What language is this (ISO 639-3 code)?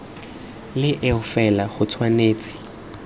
tsn